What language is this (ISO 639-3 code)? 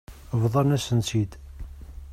kab